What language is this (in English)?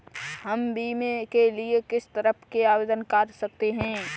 Hindi